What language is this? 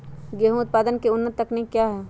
Magahi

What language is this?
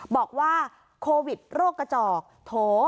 Thai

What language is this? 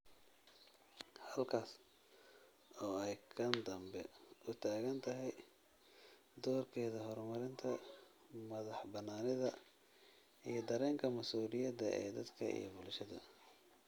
Somali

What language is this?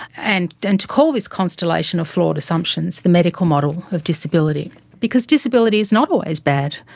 English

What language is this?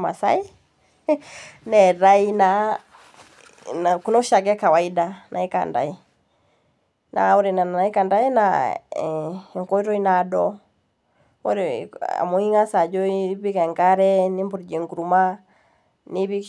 Masai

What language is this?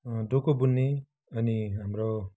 Nepali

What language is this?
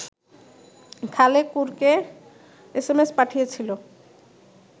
Bangla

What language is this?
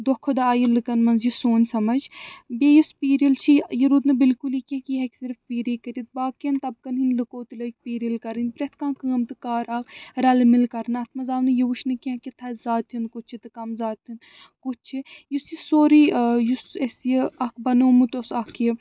Kashmiri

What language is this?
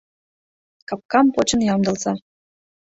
Mari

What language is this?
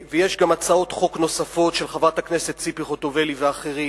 Hebrew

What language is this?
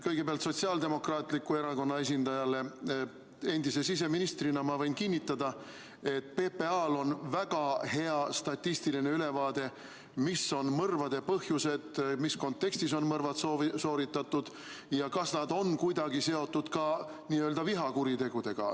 Estonian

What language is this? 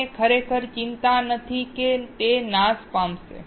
Gujarati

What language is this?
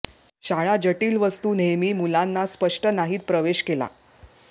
Marathi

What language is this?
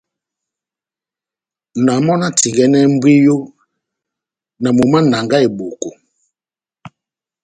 Batanga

